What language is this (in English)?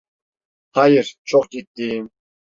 Turkish